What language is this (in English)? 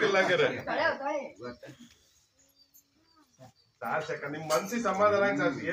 Arabic